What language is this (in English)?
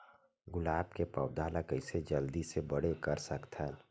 Chhattisgarhi